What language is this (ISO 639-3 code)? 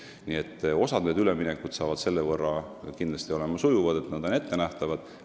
est